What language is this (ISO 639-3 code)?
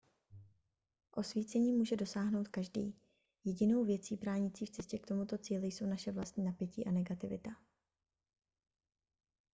ces